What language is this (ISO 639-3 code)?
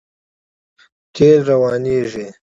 pus